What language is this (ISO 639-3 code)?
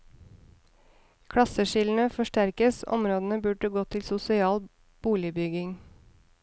nor